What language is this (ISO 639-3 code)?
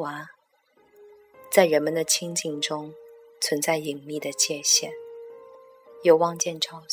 zho